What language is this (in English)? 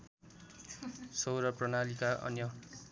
Nepali